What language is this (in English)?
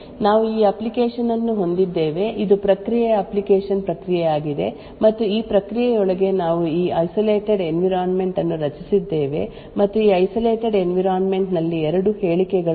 Kannada